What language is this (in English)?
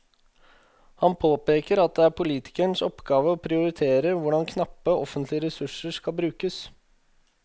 Norwegian